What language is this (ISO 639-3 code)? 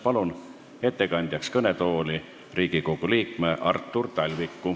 est